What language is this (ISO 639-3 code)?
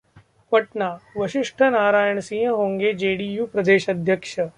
hin